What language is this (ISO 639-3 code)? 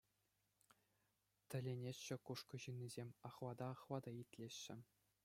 chv